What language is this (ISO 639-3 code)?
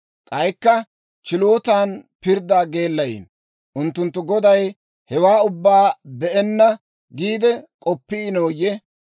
dwr